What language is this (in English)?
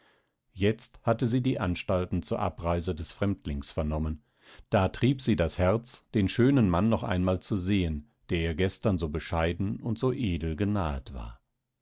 German